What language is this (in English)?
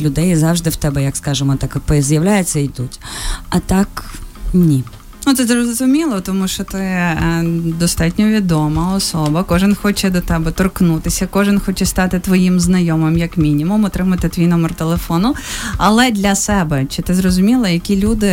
Ukrainian